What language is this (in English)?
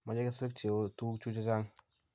Kalenjin